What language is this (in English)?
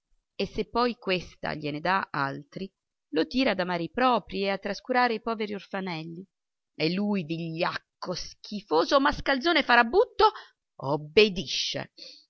Italian